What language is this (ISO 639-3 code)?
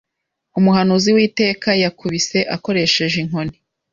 kin